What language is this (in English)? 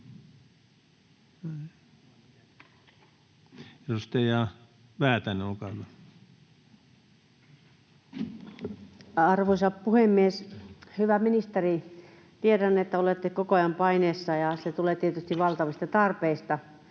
Finnish